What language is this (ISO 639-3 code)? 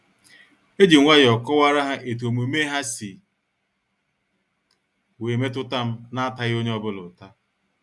ibo